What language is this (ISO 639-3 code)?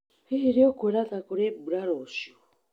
kik